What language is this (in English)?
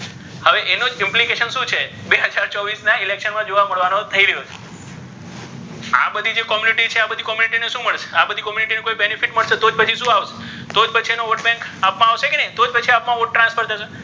Gujarati